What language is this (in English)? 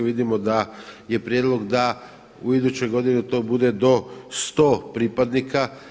Croatian